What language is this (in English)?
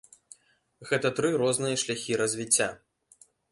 Belarusian